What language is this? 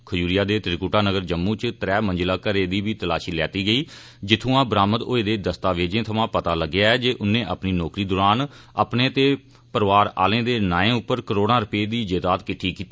Dogri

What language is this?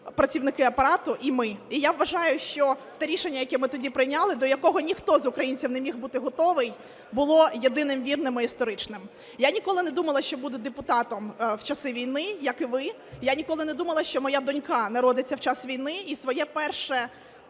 Ukrainian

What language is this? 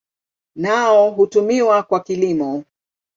Swahili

